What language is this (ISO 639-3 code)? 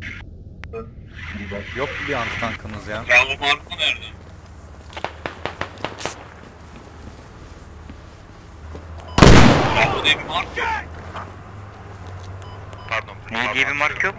tur